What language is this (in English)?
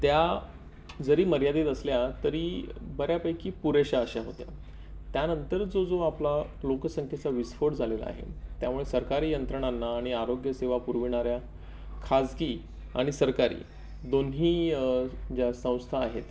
Marathi